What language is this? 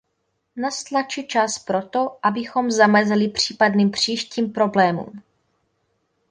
Czech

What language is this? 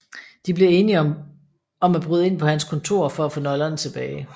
Danish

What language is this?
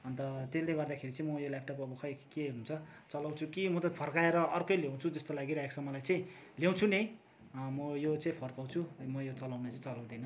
Nepali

